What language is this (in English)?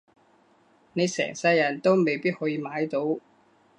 Cantonese